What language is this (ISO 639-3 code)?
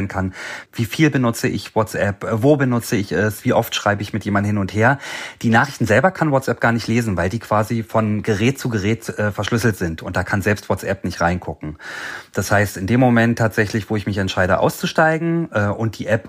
deu